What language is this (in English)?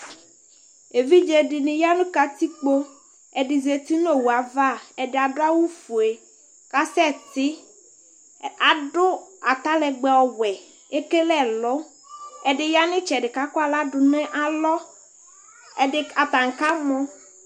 Ikposo